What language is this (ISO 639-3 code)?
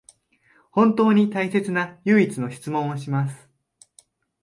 jpn